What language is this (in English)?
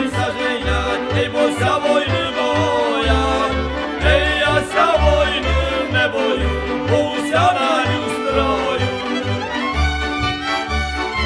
Slovak